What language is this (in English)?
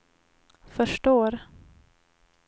Swedish